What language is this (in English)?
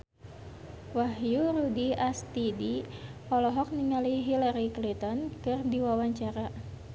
Sundanese